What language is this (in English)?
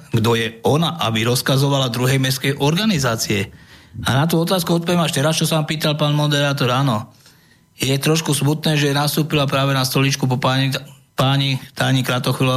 Slovak